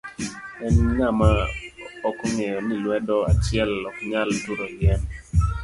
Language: Luo (Kenya and Tanzania)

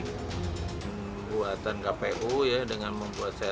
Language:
Indonesian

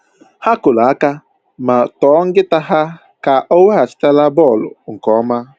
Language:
Igbo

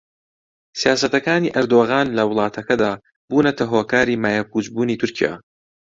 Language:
Central Kurdish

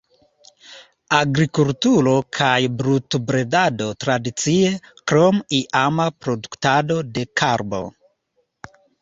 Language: Esperanto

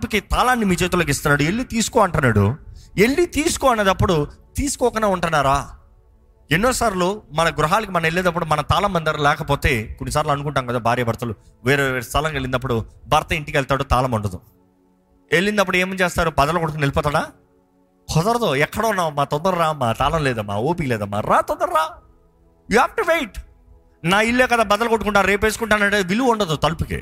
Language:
Telugu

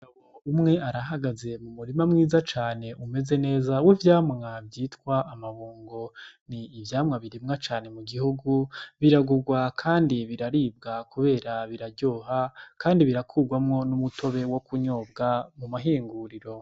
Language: Rundi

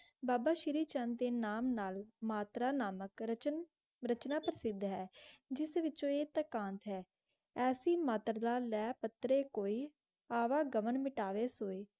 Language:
Punjabi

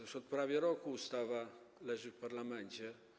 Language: Polish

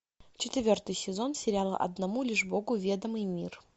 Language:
Russian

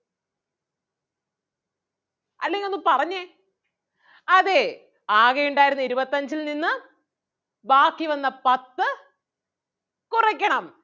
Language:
Malayalam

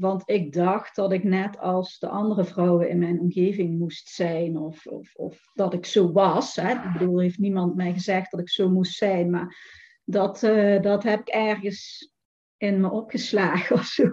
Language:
Dutch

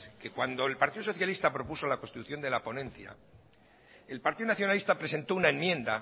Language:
Spanish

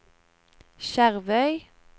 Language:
Norwegian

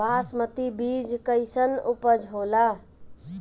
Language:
Bhojpuri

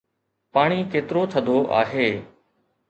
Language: Sindhi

